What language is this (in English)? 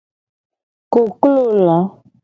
Gen